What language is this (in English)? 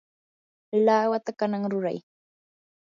Yanahuanca Pasco Quechua